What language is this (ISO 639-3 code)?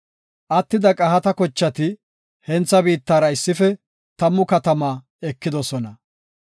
gof